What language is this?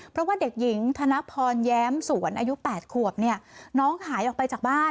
Thai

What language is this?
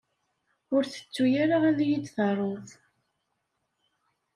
Kabyle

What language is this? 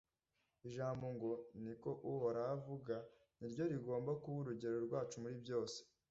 Kinyarwanda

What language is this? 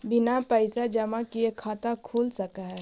Magahi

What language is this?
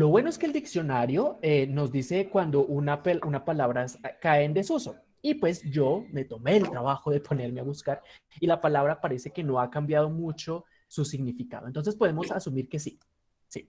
Spanish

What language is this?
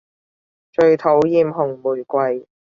Cantonese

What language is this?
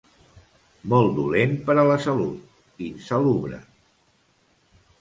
Catalan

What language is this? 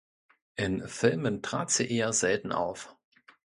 German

